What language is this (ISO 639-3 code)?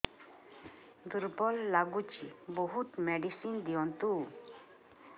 ori